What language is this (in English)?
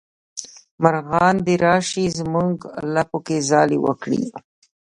Pashto